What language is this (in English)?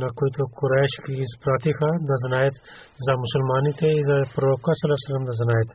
Bulgarian